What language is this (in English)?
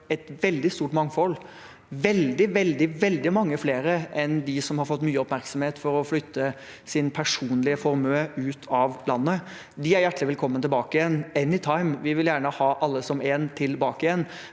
Norwegian